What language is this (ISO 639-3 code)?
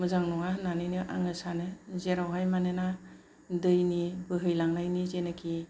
brx